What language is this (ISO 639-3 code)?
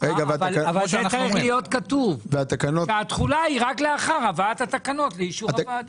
heb